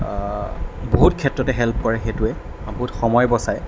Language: Assamese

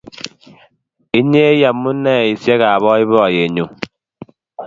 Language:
Kalenjin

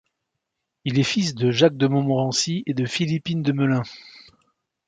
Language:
French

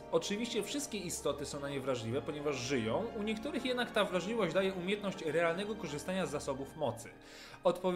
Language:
Polish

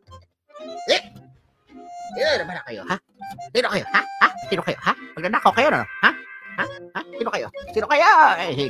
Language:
Filipino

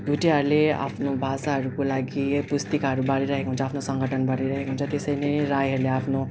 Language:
Nepali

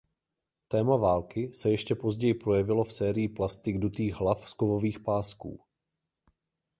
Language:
Czech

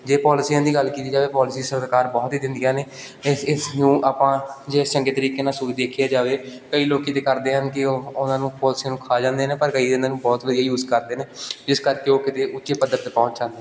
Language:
Punjabi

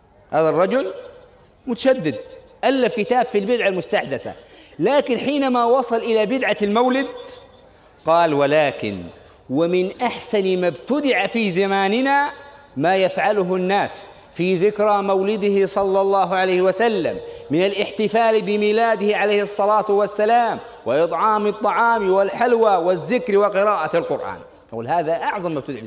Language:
Arabic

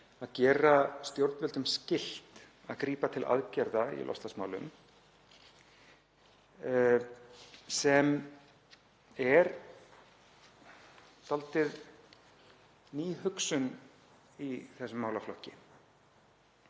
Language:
Icelandic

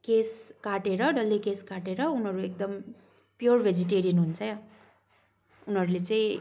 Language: Nepali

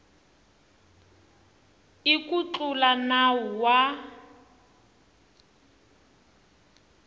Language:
Tsonga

